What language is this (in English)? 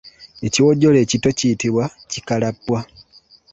Ganda